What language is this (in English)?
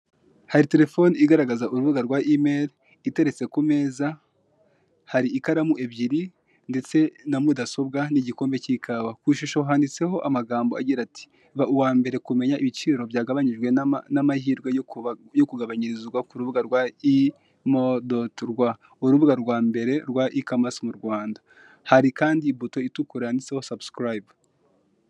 Kinyarwanda